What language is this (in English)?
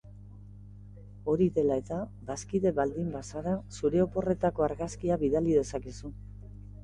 Basque